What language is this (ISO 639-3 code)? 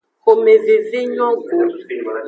ajg